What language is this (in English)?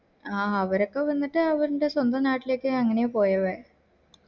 Malayalam